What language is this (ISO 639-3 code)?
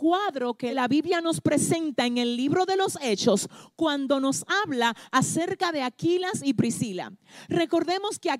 spa